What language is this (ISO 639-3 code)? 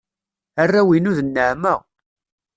kab